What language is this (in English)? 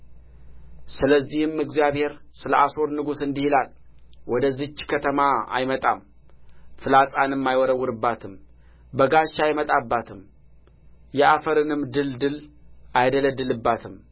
Amharic